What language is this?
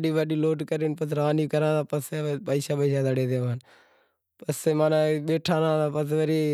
Wadiyara Koli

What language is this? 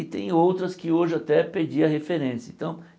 Portuguese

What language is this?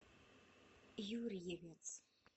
Russian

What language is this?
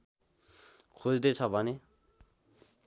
Nepali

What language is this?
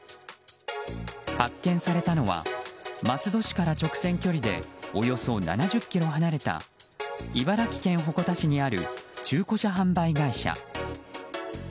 Japanese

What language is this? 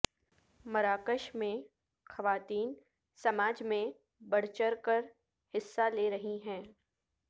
Urdu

